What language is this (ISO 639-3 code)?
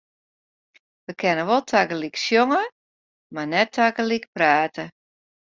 fry